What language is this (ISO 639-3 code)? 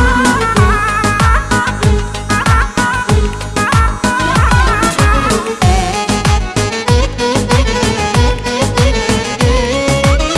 kor